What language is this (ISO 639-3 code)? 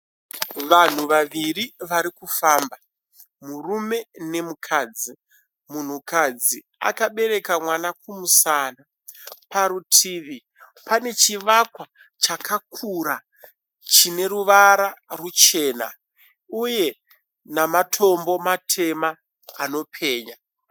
sna